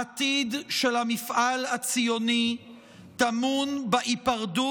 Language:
Hebrew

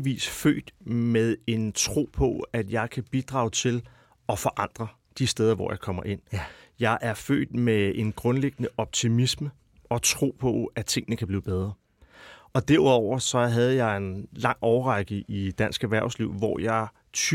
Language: Danish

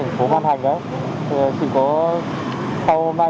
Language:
Vietnamese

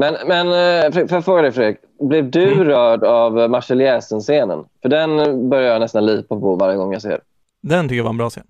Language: Swedish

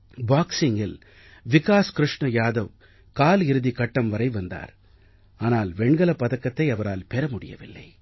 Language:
Tamil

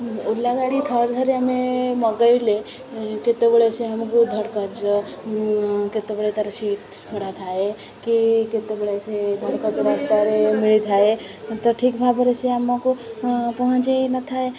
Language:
Odia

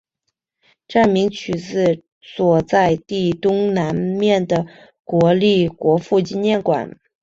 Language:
Chinese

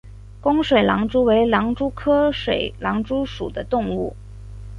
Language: Chinese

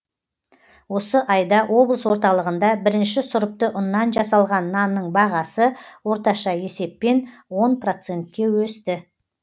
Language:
Kazakh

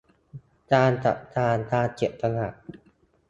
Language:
Thai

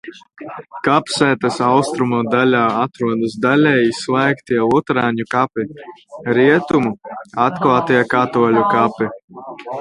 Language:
Latvian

